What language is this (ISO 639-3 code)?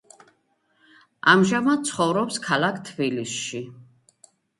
kat